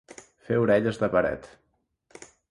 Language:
Catalan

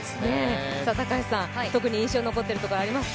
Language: Japanese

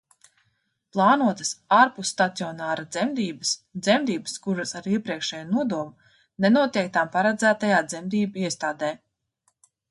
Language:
Latvian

